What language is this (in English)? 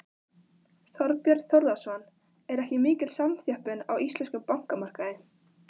Icelandic